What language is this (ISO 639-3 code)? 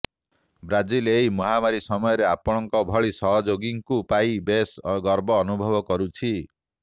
ori